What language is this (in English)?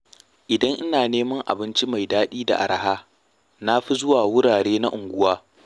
Hausa